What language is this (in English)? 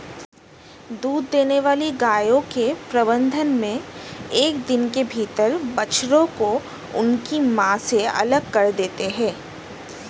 Hindi